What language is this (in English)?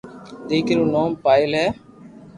Loarki